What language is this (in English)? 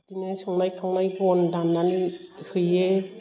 Bodo